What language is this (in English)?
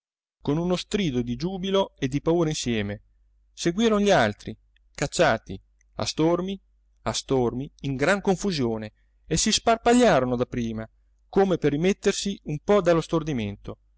Italian